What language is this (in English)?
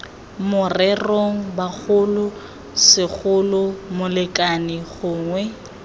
Tswana